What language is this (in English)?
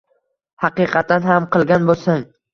Uzbek